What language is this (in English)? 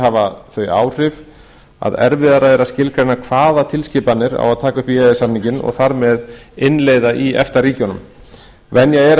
Icelandic